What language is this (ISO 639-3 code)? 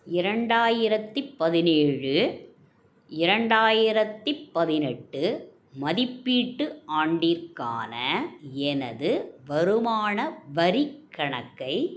tam